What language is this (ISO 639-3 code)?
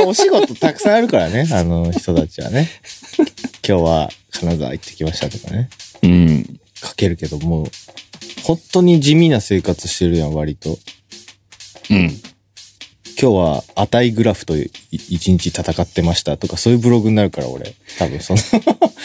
jpn